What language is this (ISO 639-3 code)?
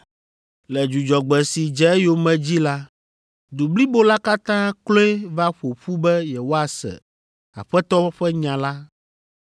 ewe